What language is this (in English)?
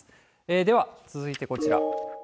Japanese